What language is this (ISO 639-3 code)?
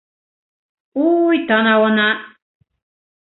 bak